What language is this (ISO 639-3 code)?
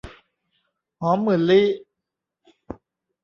tha